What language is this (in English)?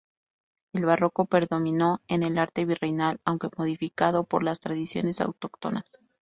Spanish